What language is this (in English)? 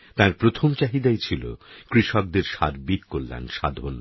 Bangla